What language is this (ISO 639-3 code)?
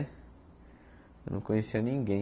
por